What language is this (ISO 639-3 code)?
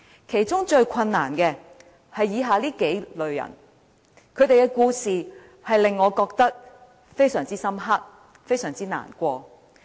yue